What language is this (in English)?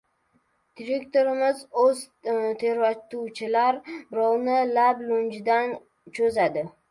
Uzbek